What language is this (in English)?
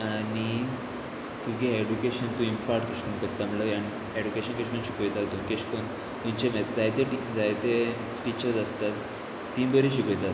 Konkani